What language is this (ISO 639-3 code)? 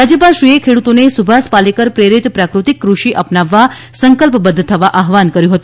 guj